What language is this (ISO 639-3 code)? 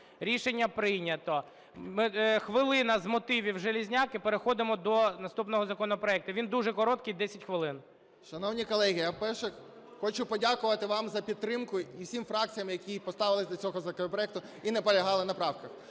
ukr